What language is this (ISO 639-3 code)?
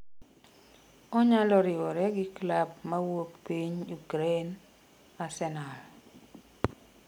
luo